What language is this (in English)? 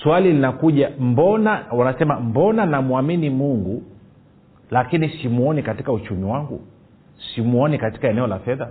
Swahili